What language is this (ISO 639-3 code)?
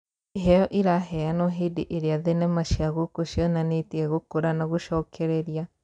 kik